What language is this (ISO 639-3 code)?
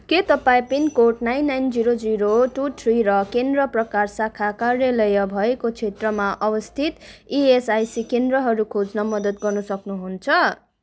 nep